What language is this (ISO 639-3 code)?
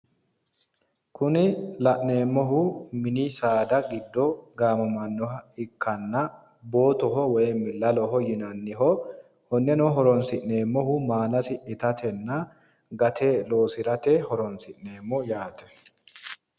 sid